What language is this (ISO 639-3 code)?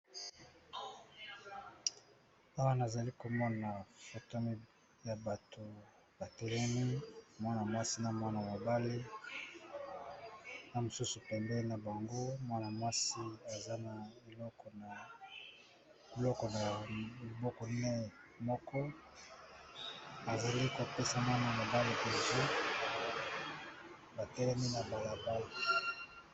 lin